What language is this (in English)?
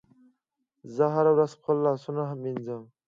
Pashto